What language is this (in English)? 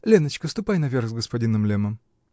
Russian